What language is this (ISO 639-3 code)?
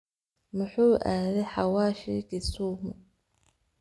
som